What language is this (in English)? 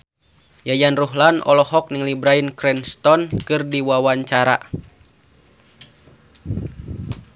Sundanese